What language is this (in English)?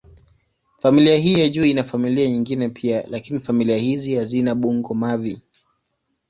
Swahili